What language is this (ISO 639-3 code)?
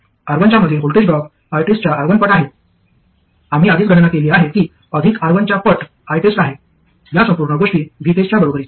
mar